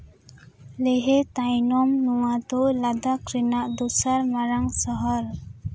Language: Santali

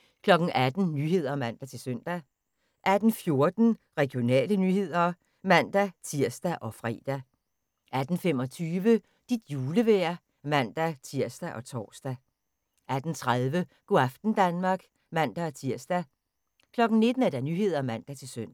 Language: Danish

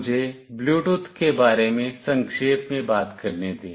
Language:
Hindi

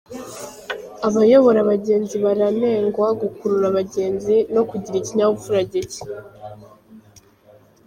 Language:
Kinyarwanda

